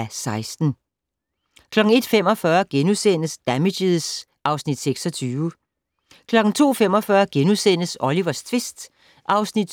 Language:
Danish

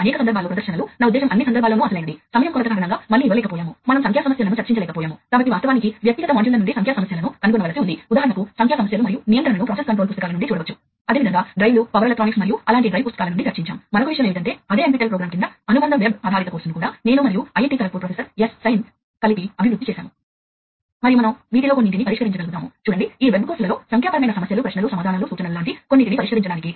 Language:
Telugu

